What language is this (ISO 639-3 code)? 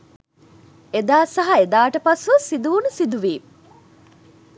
sin